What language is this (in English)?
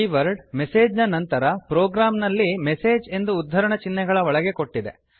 Kannada